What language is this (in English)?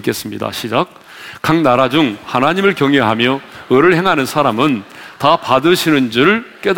Korean